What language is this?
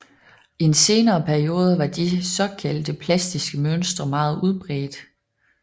Danish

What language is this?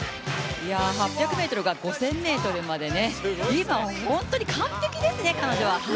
Japanese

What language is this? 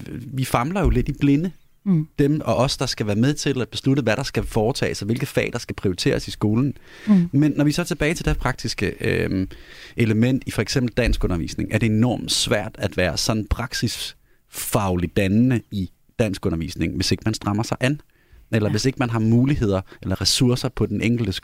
Danish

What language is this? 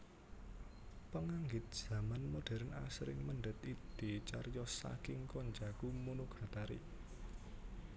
Javanese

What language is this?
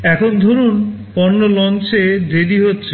Bangla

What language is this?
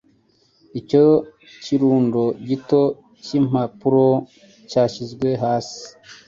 Kinyarwanda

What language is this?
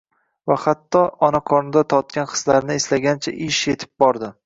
Uzbek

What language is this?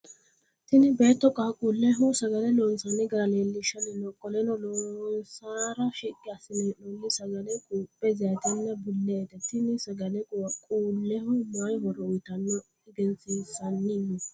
Sidamo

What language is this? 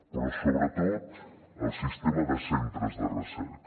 Catalan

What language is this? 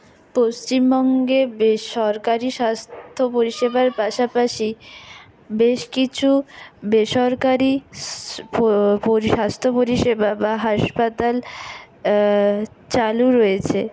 Bangla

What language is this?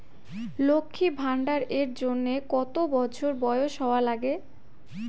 Bangla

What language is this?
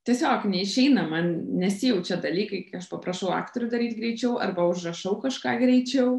Lithuanian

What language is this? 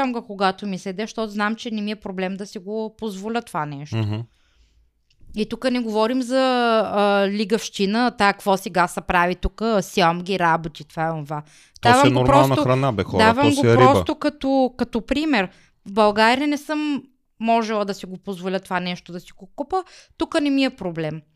Bulgarian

